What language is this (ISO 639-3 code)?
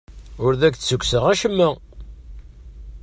kab